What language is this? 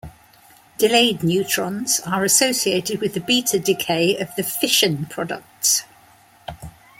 English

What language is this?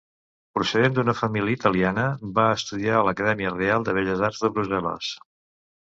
Catalan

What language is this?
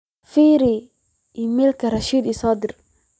Somali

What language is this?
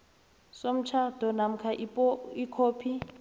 South Ndebele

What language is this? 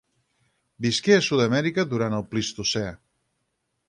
Catalan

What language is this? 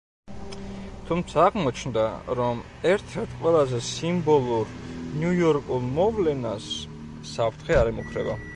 Georgian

